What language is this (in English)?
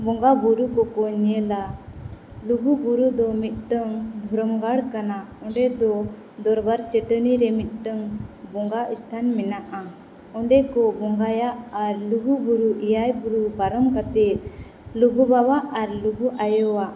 Santali